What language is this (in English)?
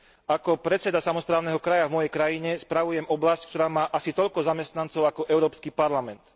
Slovak